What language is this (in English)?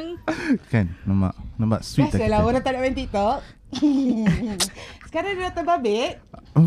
Malay